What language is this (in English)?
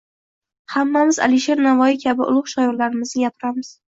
Uzbek